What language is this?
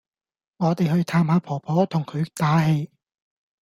Cantonese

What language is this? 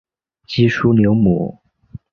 Chinese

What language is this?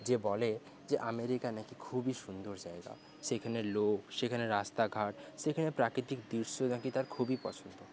Bangla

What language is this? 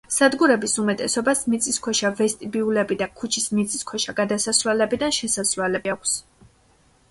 Georgian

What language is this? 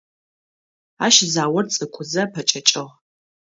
Adyghe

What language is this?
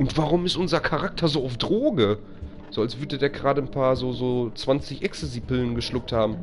German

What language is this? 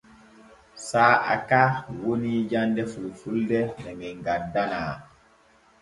Borgu Fulfulde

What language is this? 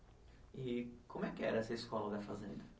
Portuguese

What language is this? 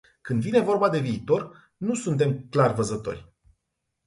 Romanian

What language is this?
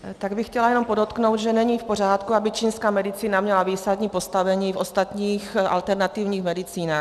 Czech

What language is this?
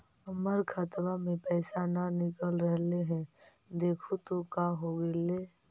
Magahi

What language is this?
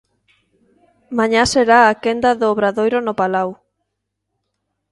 Galician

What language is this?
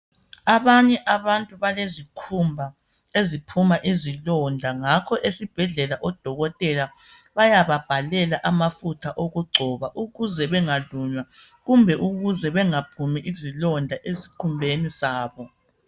North Ndebele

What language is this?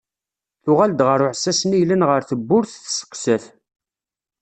Kabyle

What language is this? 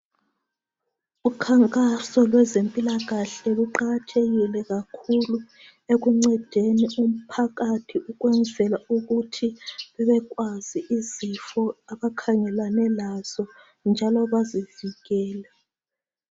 North Ndebele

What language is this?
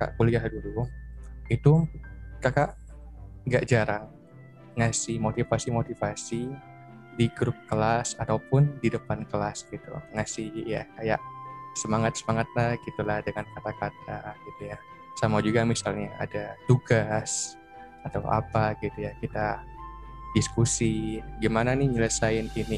Indonesian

